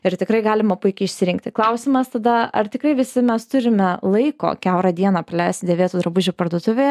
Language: Lithuanian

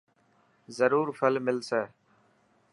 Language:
Dhatki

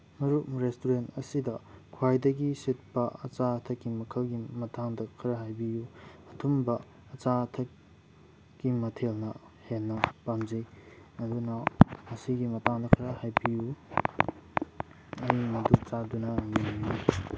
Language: Manipuri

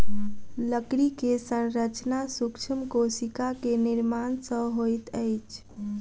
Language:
Maithili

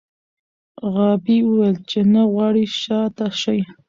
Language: Pashto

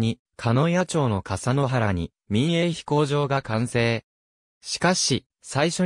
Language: Japanese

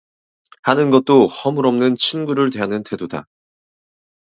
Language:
Korean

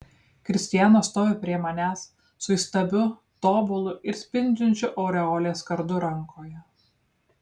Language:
Lithuanian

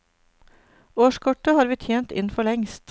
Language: Norwegian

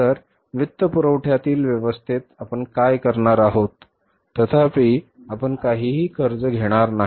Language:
Marathi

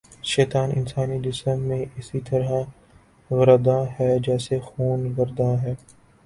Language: Urdu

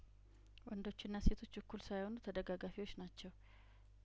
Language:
Amharic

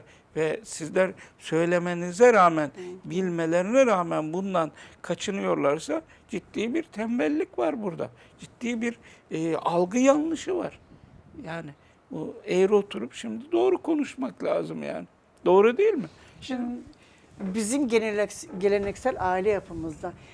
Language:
Turkish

